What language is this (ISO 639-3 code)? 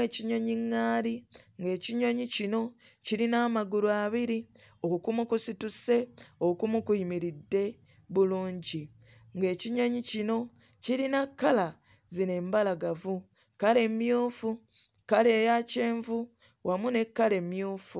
lug